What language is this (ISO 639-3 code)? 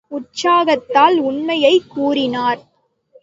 tam